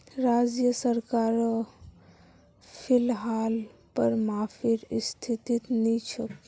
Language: Magahi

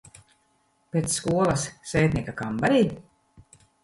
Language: Latvian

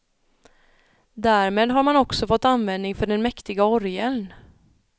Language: Swedish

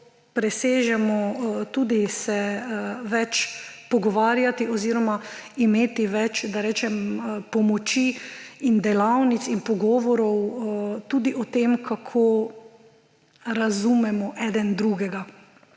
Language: Slovenian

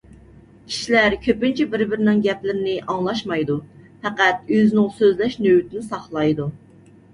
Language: Uyghur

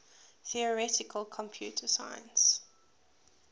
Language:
English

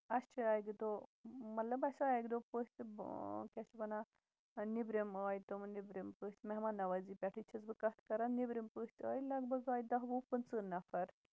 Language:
Kashmiri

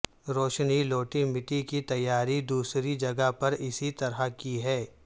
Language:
Urdu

